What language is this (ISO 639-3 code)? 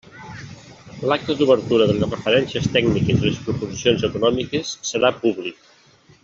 cat